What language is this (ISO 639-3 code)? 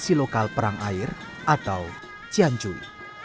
ind